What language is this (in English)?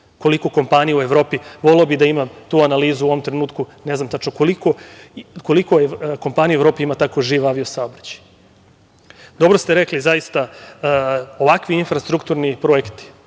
Serbian